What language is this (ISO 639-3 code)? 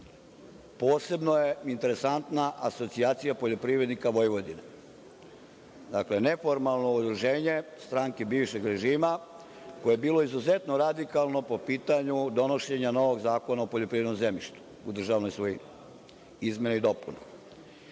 srp